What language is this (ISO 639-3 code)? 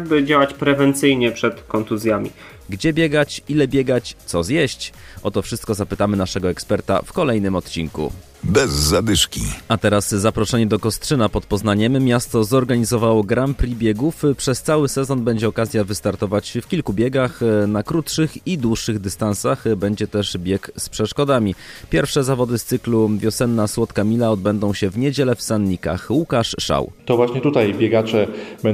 pol